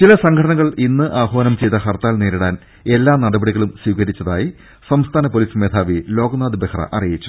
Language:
Malayalam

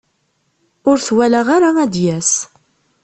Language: Kabyle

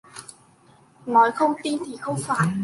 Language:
Vietnamese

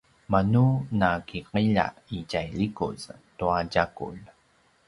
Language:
Paiwan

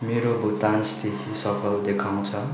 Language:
Nepali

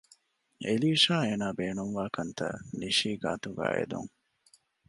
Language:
Divehi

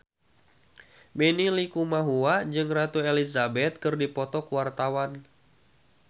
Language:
Sundanese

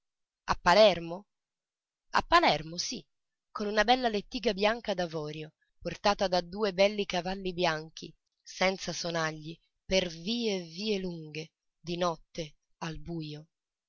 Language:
Italian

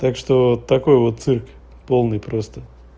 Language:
Russian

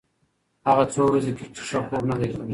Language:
Pashto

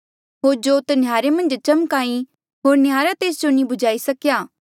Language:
Mandeali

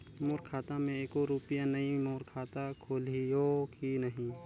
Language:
Chhattisgarhi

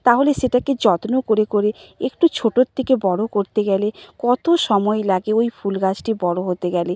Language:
Bangla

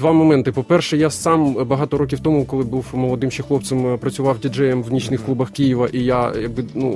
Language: Ukrainian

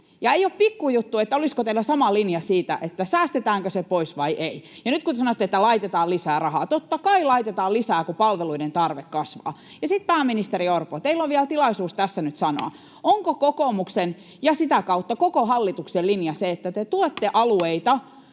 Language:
Finnish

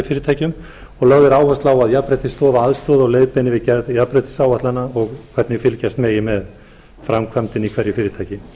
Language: Icelandic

